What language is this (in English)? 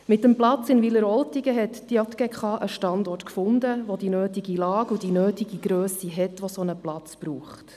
Swiss German